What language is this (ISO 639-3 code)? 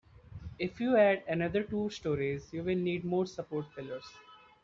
eng